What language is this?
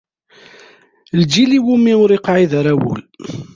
Kabyle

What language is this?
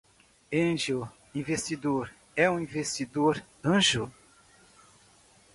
Portuguese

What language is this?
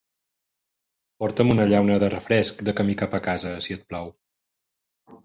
Catalan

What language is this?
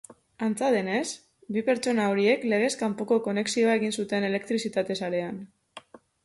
Basque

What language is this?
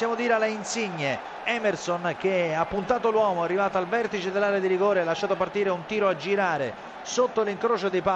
Italian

